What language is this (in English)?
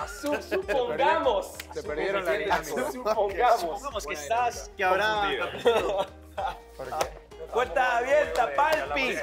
Spanish